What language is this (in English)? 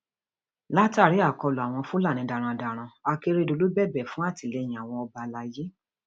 Yoruba